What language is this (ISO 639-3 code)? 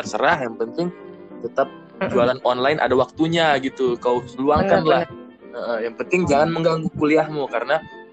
ind